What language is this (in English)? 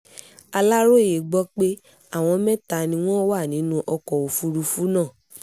Yoruba